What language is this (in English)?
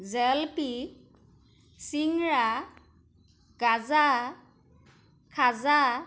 Assamese